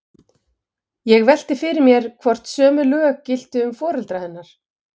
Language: Icelandic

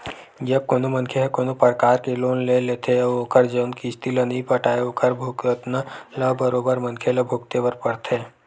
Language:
Chhattisgarhi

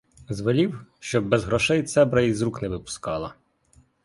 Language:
Ukrainian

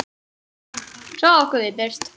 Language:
Icelandic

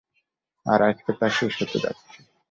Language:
Bangla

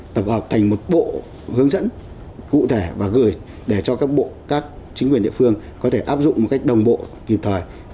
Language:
Vietnamese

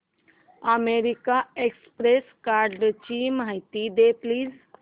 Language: Marathi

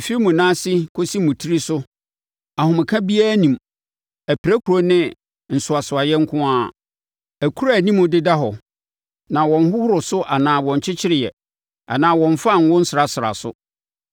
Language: Akan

